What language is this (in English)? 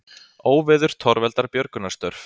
Icelandic